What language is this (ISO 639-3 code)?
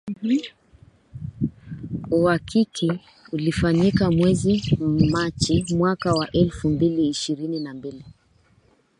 swa